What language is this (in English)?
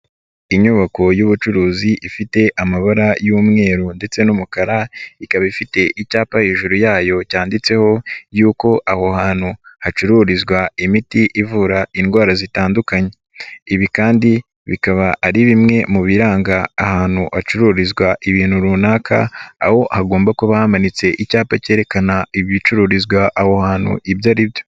Kinyarwanda